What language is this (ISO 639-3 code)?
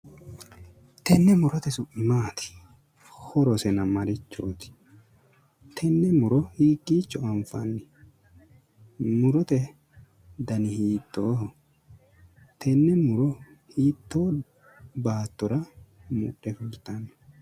sid